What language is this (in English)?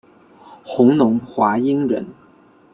Chinese